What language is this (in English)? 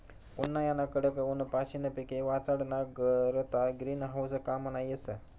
Marathi